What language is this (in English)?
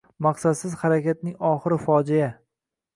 Uzbek